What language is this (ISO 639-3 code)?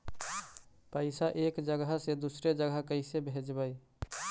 mag